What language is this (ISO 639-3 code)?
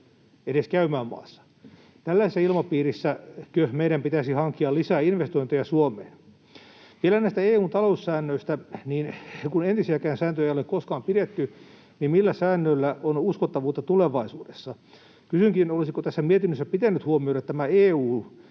fin